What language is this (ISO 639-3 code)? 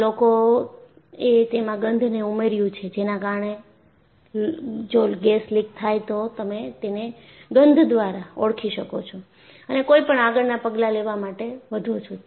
guj